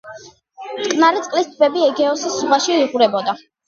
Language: Georgian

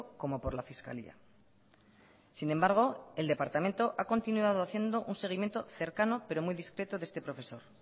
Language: Spanish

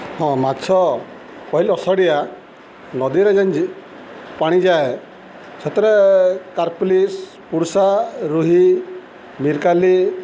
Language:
Odia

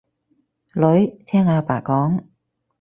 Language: Cantonese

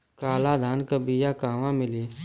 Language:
Bhojpuri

